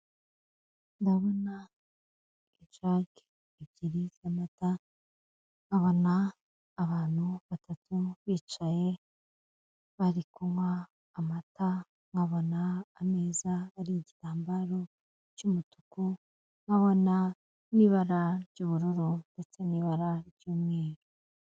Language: Kinyarwanda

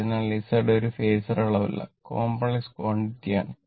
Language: Malayalam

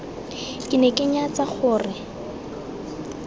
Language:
Tswana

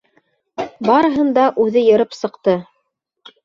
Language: Bashkir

